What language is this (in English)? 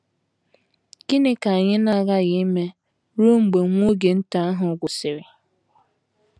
Igbo